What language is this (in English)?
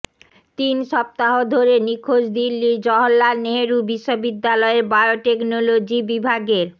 Bangla